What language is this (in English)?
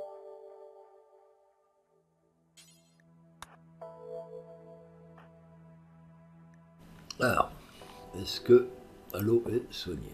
French